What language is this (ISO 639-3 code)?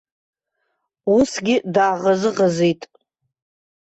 abk